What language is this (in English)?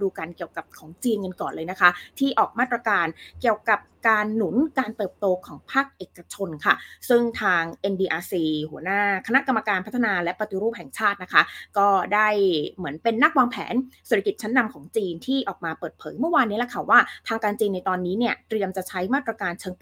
Thai